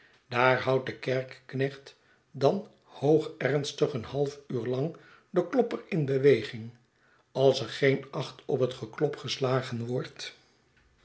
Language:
Dutch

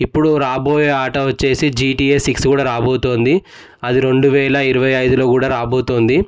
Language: Telugu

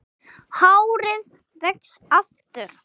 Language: Icelandic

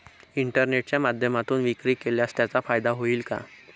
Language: Marathi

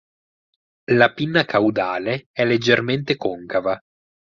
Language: Italian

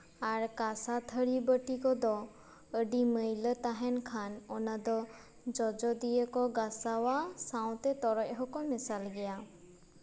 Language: Santali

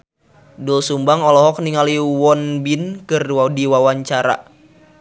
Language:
Sundanese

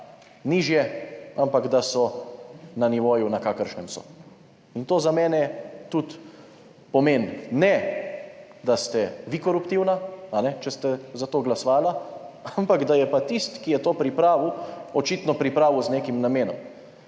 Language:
Slovenian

